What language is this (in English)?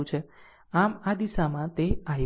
Gujarati